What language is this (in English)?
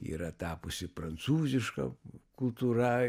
Lithuanian